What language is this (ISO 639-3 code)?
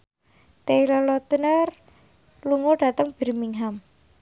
jav